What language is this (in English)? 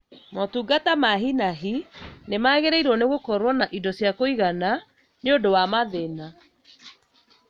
Kikuyu